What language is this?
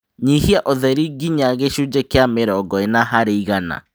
Kikuyu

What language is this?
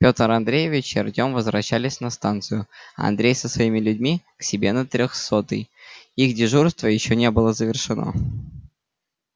Russian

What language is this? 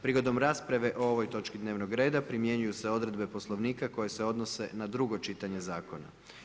Croatian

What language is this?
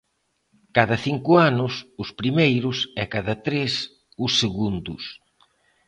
Galician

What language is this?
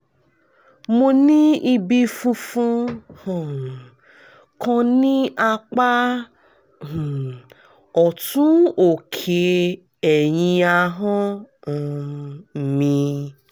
Yoruba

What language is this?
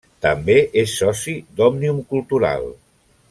Catalan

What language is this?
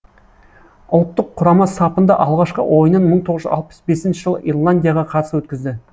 Kazakh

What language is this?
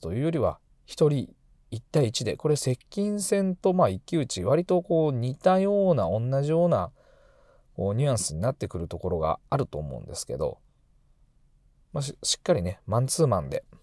Japanese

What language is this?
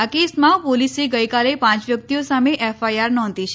Gujarati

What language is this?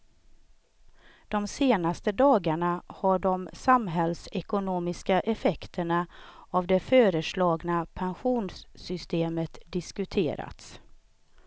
Swedish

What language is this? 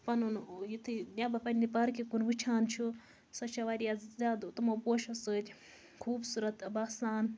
Kashmiri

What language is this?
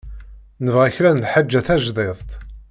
Kabyle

